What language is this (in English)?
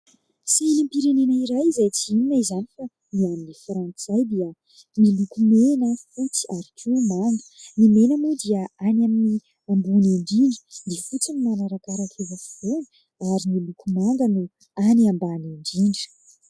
Malagasy